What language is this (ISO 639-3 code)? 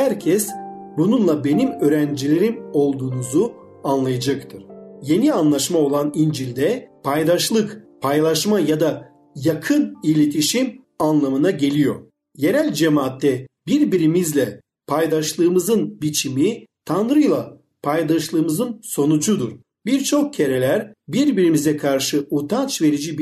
tur